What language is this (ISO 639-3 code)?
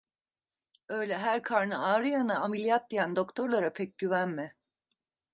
tur